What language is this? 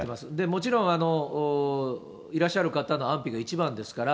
Japanese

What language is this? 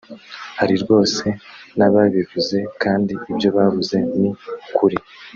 Kinyarwanda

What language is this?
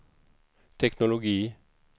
Swedish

